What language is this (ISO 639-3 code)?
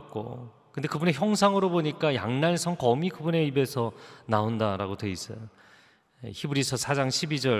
kor